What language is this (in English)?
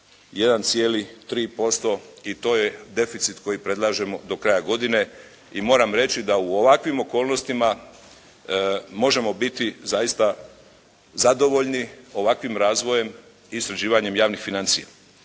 Croatian